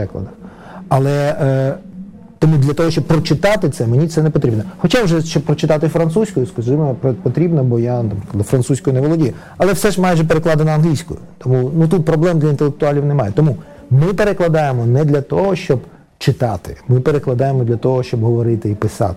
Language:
Ukrainian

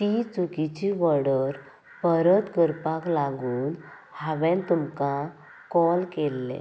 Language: Konkani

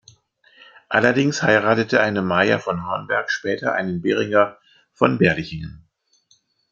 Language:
German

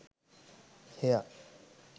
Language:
Sinhala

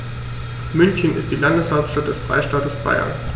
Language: German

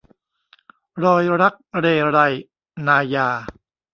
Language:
Thai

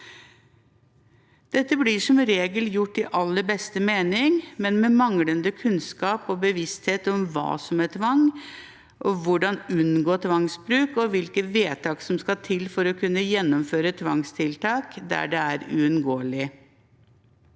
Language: Norwegian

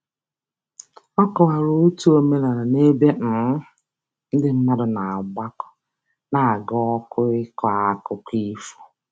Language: Igbo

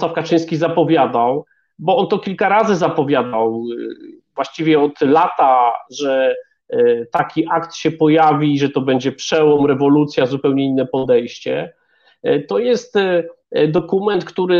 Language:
Polish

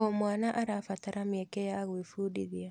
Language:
Kikuyu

